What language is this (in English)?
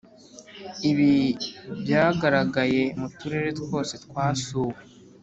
Kinyarwanda